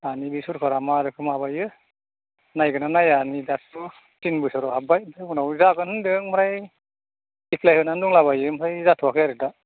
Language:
Bodo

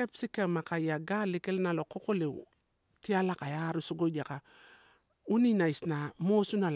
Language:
Torau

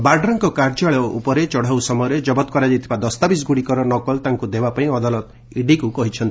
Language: Odia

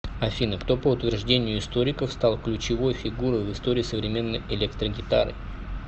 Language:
Russian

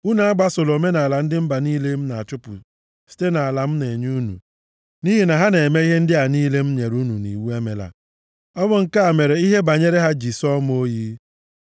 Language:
Igbo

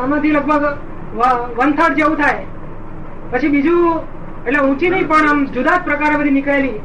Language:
Gujarati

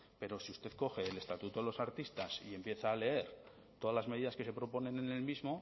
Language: Spanish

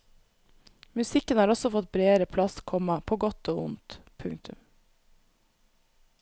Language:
Norwegian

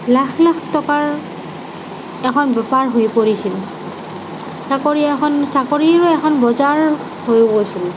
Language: Assamese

